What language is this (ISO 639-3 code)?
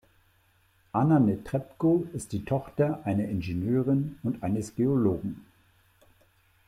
deu